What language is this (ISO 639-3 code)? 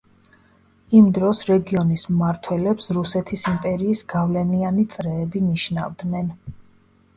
kat